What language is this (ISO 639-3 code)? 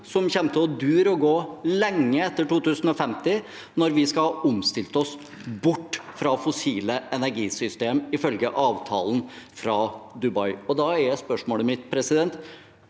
nor